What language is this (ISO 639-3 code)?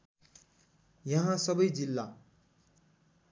nep